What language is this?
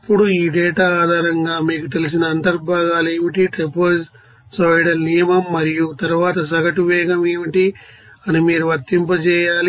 Telugu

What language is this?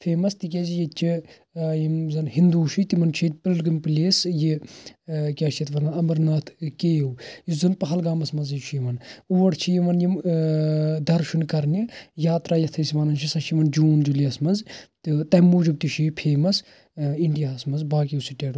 Kashmiri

